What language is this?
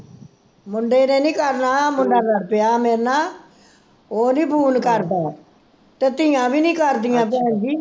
Punjabi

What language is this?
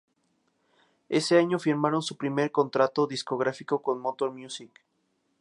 Spanish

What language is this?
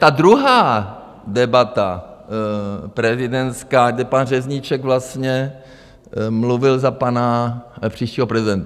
Czech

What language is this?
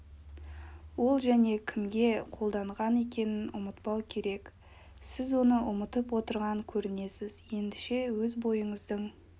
Kazakh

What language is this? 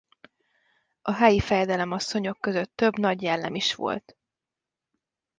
Hungarian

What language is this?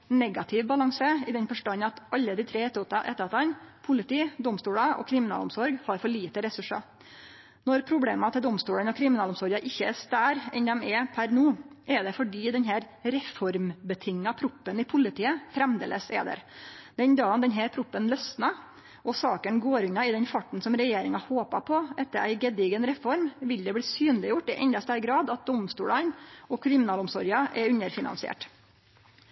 Norwegian Nynorsk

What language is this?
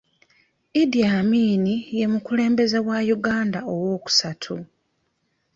Ganda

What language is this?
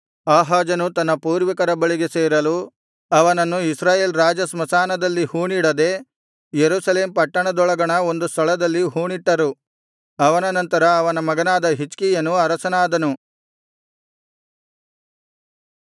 Kannada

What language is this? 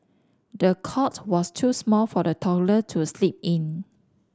English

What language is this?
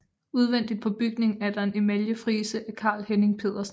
Danish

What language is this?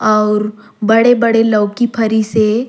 Surgujia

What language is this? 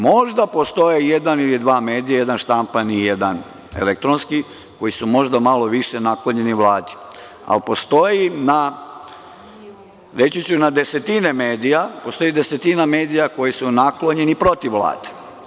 Serbian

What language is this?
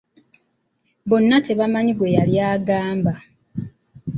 Ganda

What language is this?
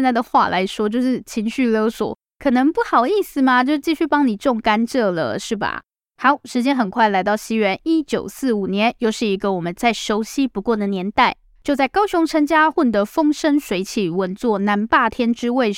Chinese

